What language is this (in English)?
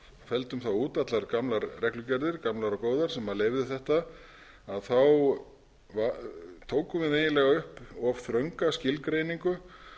Icelandic